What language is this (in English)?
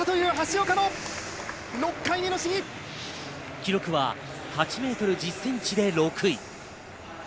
Japanese